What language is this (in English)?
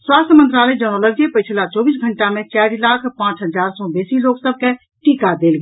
Maithili